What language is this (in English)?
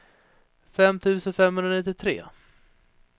Swedish